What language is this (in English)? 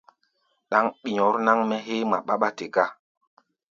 Gbaya